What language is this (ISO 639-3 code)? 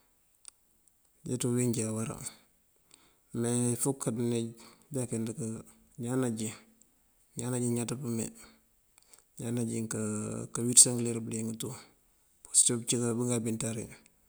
mfv